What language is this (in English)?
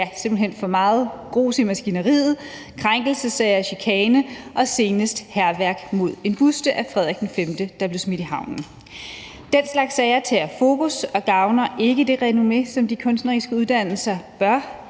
Danish